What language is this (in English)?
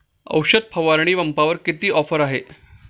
Marathi